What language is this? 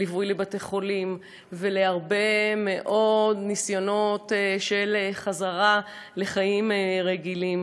Hebrew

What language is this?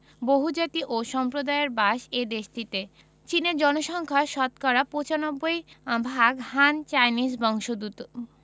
Bangla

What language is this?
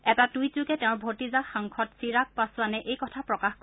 Assamese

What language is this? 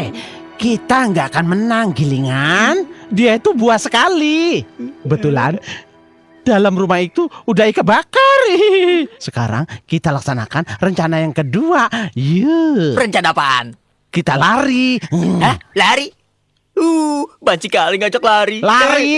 Indonesian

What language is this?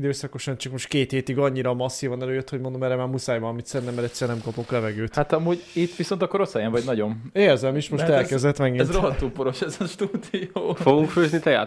Hungarian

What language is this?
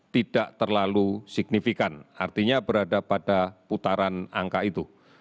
Indonesian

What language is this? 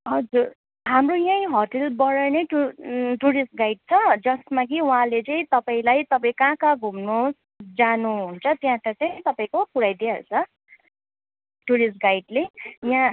Nepali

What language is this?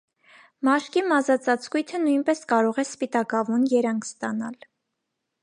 Armenian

